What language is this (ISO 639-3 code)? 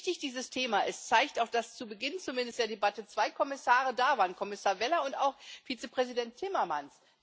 deu